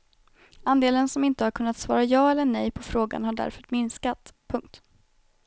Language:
Swedish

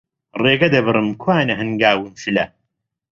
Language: Central Kurdish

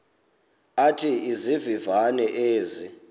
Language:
Xhosa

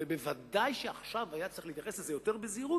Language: Hebrew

